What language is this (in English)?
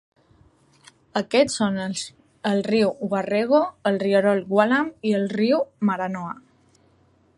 Catalan